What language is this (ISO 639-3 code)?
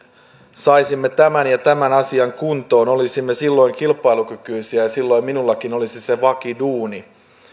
fin